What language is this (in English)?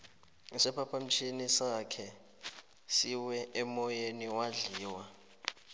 South Ndebele